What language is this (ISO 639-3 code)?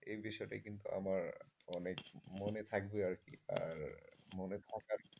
ben